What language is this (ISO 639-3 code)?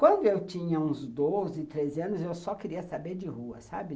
por